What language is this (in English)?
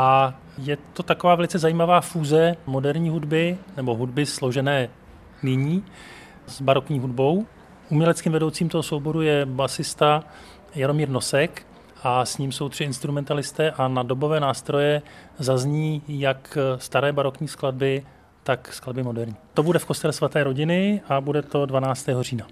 Czech